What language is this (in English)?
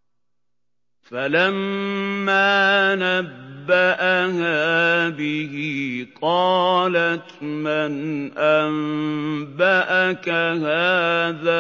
Arabic